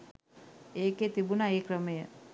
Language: Sinhala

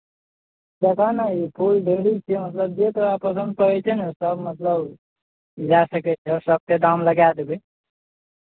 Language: Maithili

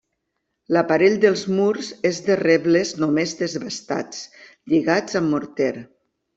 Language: Catalan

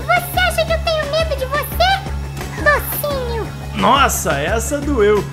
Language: Portuguese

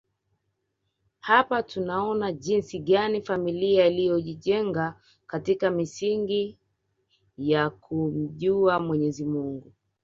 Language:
Swahili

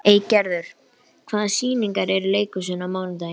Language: Icelandic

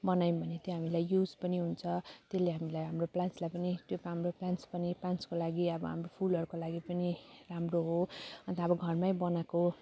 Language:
Nepali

